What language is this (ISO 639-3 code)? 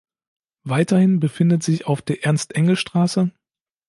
deu